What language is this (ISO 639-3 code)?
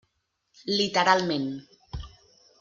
cat